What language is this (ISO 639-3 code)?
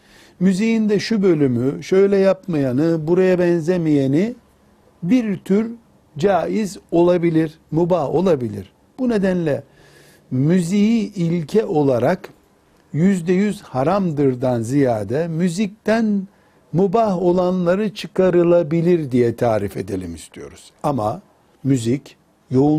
tur